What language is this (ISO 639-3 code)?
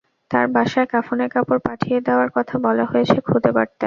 ben